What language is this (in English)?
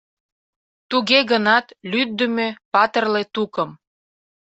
Mari